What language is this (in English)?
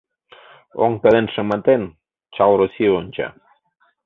Mari